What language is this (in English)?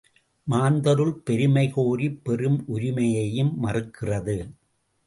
Tamil